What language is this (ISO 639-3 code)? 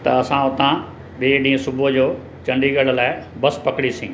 snd